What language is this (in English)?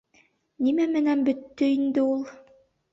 Bashkir